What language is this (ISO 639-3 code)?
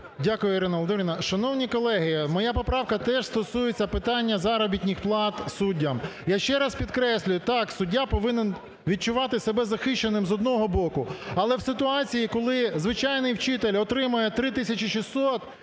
ukr